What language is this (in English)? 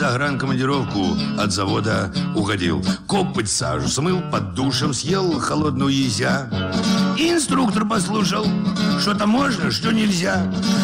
Russian